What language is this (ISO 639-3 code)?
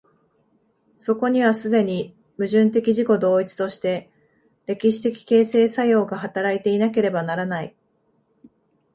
jpn